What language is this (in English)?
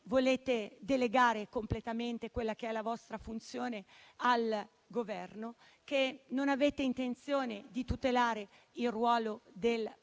Italian